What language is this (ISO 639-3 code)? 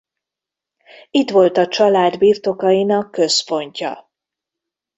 hun